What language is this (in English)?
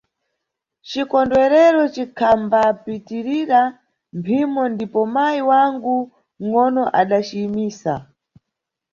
Nyungwe